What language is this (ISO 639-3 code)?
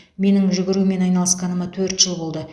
kaz